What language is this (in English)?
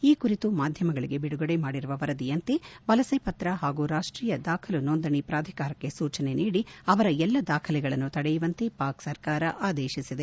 Kannada